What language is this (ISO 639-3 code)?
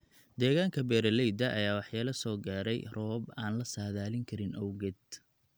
som